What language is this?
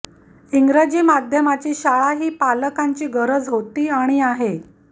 Marathi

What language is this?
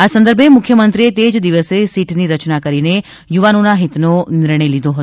Gujarati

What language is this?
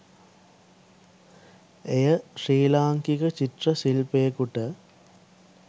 Sinhala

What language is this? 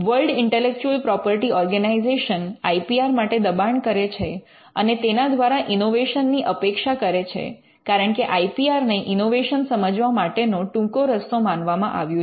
Gujarati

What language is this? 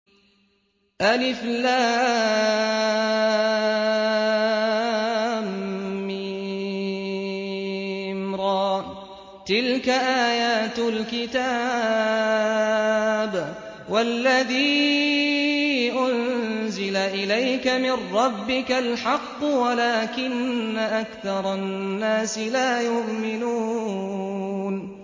Arabic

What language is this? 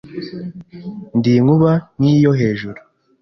Kinyarwanda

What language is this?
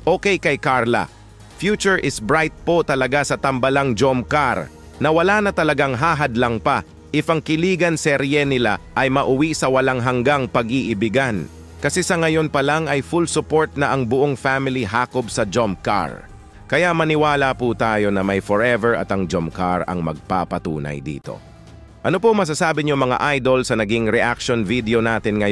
Filipino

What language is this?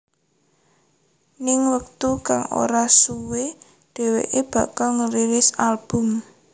Javanese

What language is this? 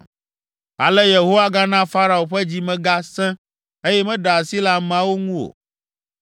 Ewe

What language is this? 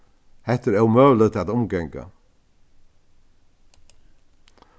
Faroese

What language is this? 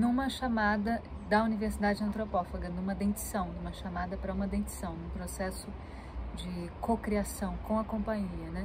Portuguese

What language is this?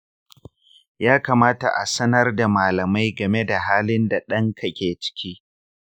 Hausa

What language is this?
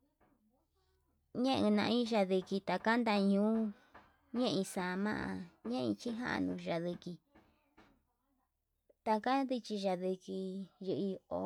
Yutanduchi Mixtec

